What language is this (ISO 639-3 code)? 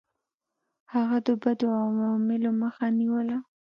pus